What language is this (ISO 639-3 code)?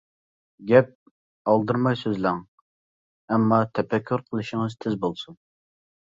uig